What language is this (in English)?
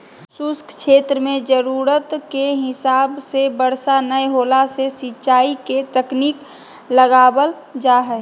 Magahi